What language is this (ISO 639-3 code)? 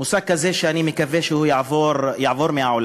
heb